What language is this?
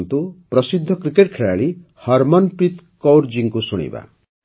Odia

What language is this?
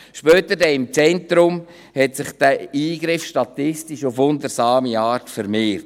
Swiss German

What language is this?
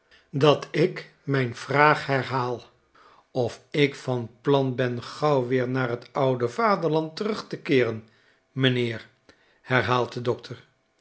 Dutch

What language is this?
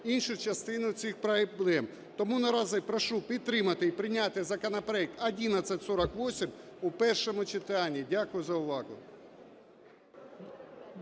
Ukrainian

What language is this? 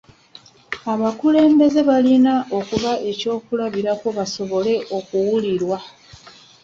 Ganda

